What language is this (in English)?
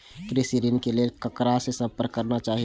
Maithili